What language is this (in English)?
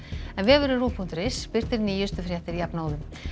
Icelandic